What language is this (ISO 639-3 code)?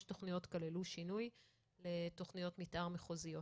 heb